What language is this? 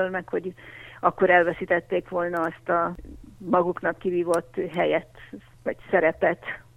Hungarian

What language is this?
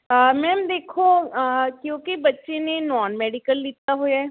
Punjabi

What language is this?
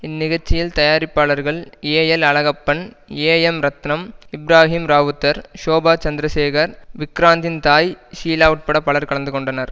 Tamil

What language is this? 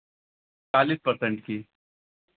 Hindi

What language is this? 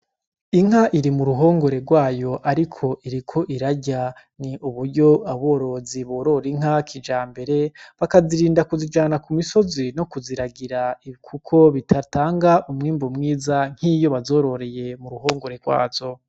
Rundi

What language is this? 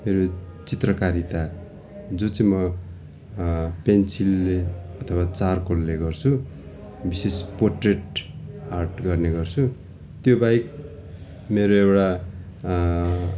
Nepali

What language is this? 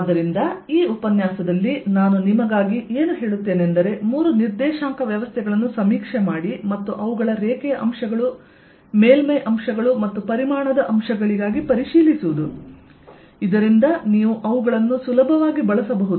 Kannada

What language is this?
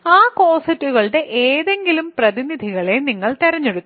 Malayalam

